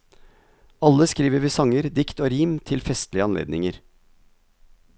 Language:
Norwegian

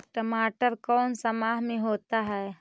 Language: Magahi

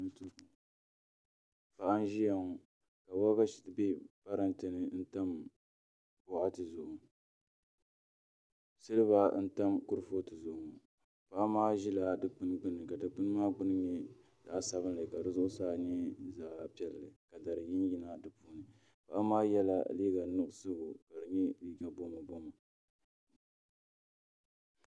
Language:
Dagbani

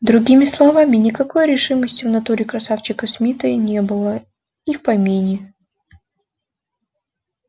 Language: Russian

